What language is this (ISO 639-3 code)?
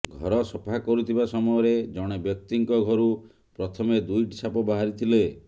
ori